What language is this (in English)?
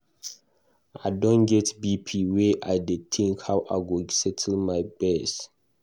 Nigerian Pidgin